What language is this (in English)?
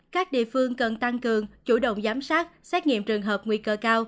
Vietnamese